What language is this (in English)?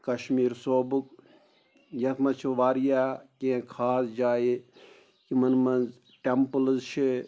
Kashmiri